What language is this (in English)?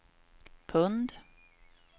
Swedish